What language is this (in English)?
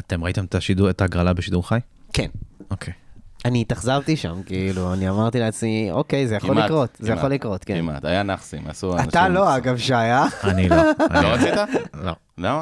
Hebrew